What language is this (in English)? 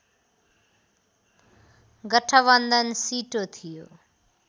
Nepali